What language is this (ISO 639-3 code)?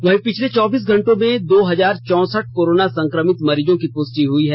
hin